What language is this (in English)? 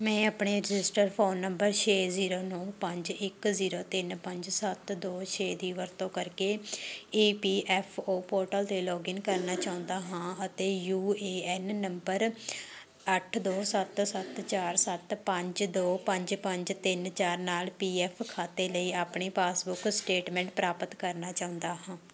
Punjabi